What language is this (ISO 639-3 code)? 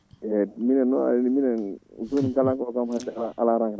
ful